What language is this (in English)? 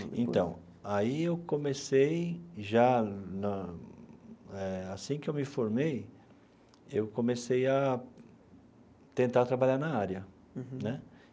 Portuguese